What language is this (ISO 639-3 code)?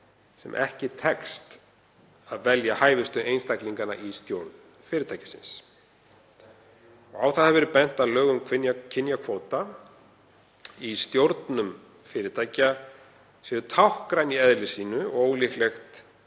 isl